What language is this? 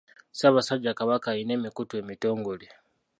Ganda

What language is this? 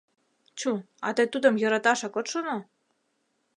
Mari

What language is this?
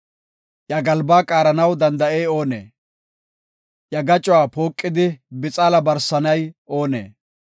Gofa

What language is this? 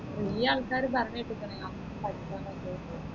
Malayalam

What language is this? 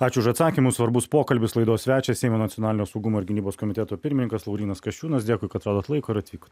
Lithuanian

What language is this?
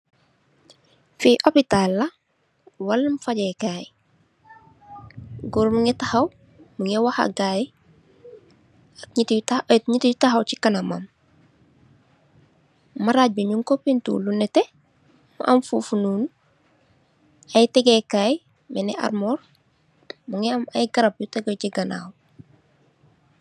Wolof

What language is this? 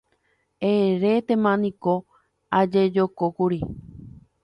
Guarani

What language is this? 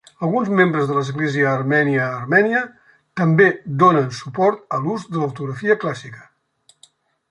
Catalan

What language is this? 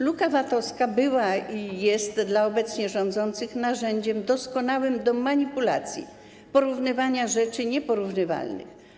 Polish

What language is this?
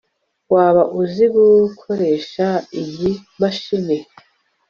Kinyarwanda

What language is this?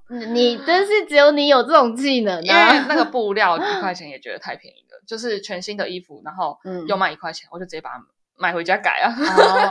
Chinese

